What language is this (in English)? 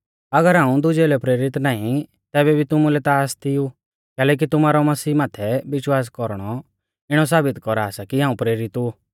Mahasu Pahari